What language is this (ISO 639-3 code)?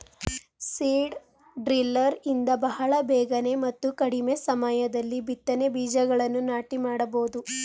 kan